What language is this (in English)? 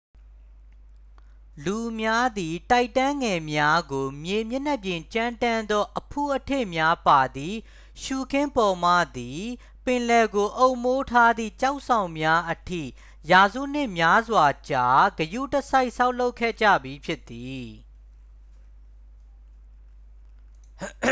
Burmese